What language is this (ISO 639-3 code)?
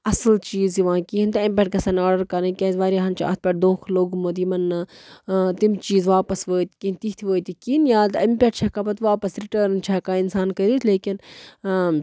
kas